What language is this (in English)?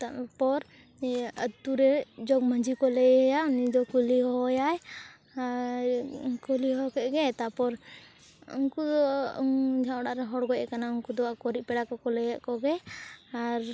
Santali